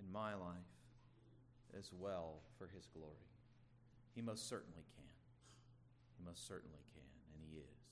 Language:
English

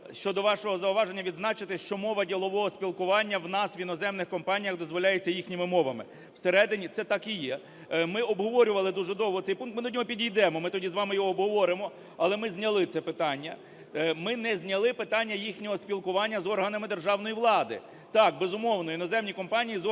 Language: Ukrainian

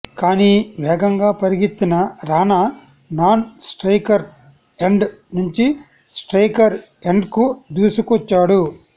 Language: Telugu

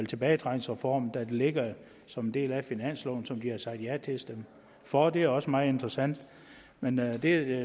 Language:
Danish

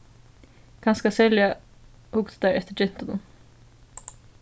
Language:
Faroese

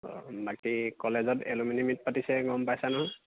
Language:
Assamese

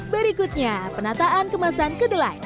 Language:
Indonesian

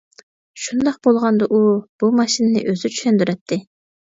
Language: Uyghur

